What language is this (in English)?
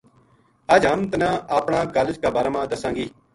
Gujari